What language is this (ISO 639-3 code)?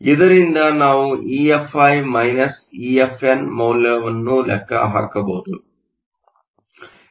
kan